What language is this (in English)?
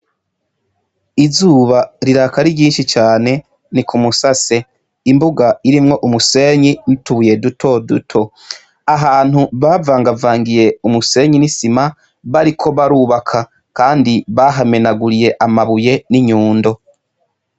Rundi